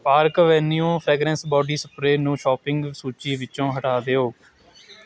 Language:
Punjabi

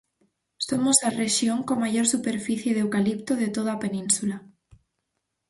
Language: Galician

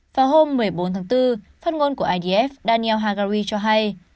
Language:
Vietnamese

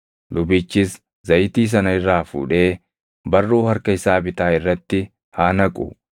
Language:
Oromo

